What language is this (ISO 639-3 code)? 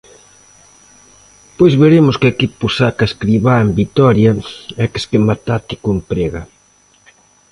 glg